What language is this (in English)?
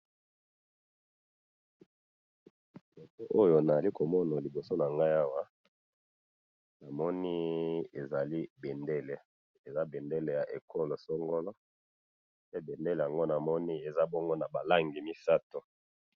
Lingala